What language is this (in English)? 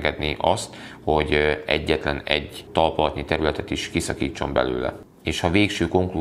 Hungarian